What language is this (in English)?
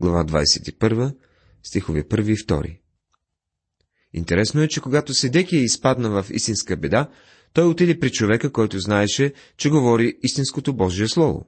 Bulgarian